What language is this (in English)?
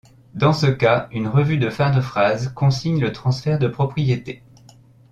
French